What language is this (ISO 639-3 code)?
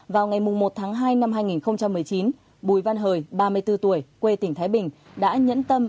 vie